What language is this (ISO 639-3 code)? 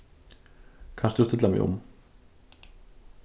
fao